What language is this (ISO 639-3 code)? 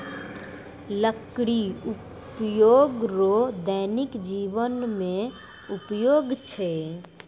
mai